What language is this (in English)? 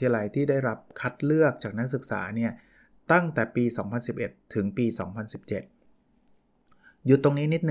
Thai